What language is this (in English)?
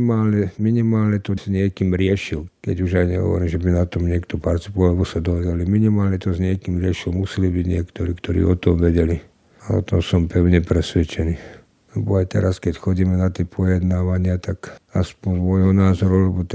Slovak